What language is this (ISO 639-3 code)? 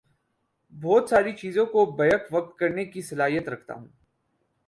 urd